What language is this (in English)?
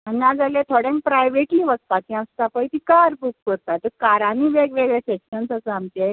Konkani